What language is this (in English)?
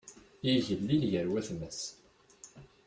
Kabyle